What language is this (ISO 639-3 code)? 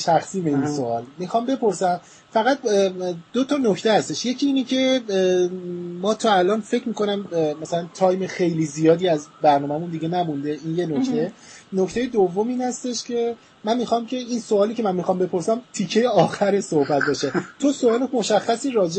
fas